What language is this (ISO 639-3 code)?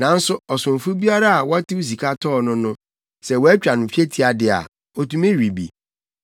aka